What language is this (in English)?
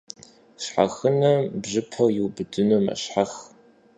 Kabardian